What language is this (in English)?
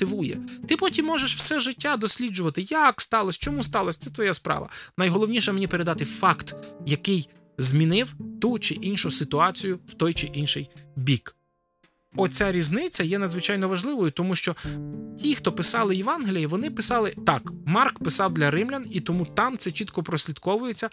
Ukrainian